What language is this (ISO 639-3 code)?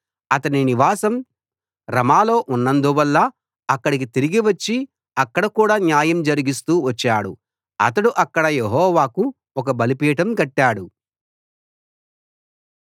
tel